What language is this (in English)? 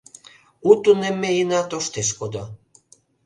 Mari